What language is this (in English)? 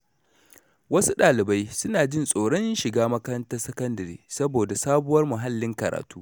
Hausa